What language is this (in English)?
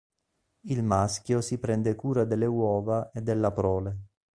Italian